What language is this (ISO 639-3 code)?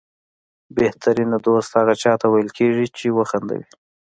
pus